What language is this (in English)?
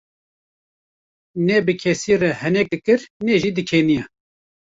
Kurdish